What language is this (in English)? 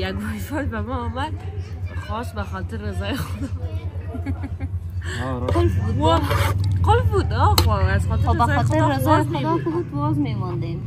Persian